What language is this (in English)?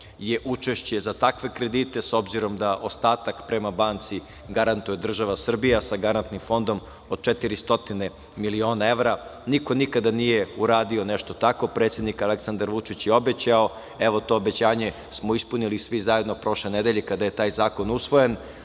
Serbian